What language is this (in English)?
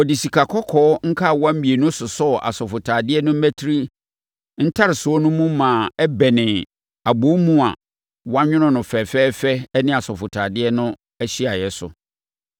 Akan